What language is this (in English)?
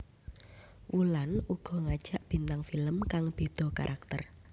Javanese